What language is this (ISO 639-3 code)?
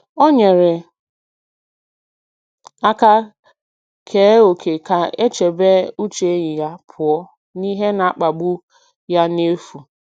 ibo